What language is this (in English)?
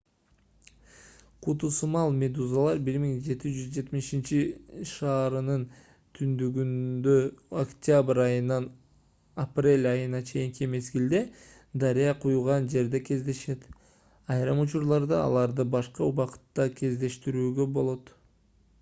Kyrgyz